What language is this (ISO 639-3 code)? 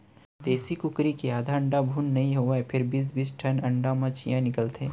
hne